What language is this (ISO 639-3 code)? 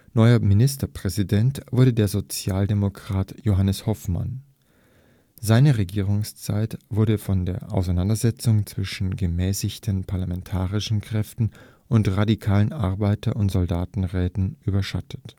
deu